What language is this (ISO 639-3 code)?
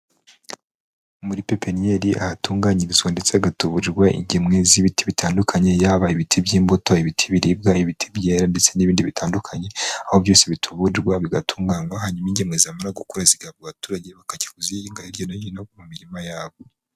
kin